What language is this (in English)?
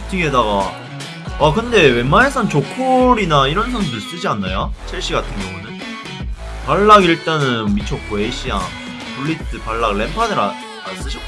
Korean